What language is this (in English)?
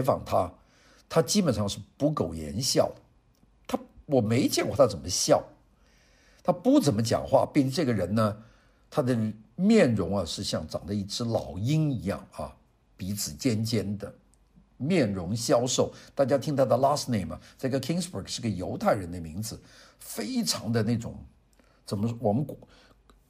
Chinese